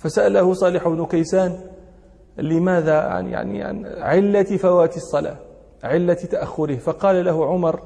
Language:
Arabic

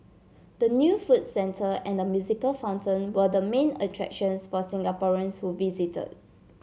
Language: English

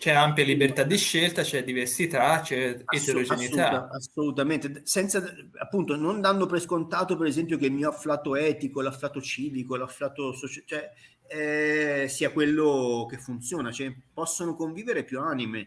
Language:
Italian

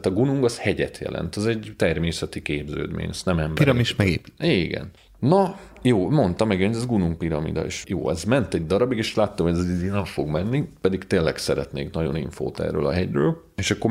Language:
Hungarian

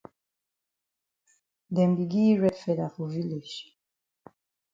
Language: Cameroon Pidgin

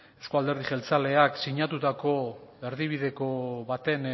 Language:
Basque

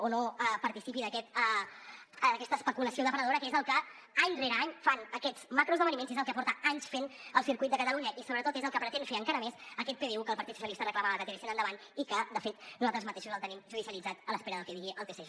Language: Catalan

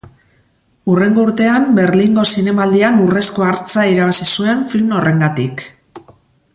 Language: Basque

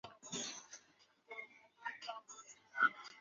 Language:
Chinese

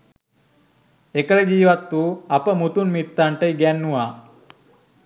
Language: Sinhala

